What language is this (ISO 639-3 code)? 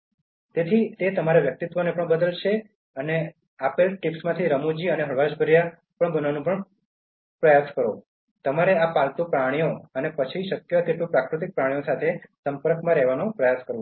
guj